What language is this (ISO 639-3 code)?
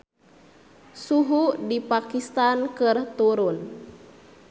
sun